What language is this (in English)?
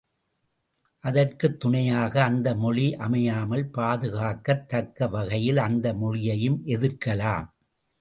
Tamil